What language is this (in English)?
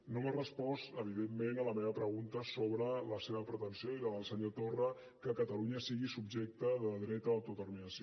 Catalan